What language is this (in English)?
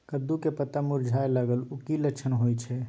Maithili